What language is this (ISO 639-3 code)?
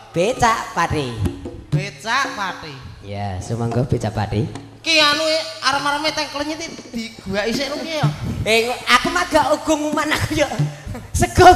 ind